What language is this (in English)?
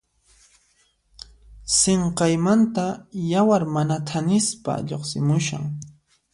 Puno Quechua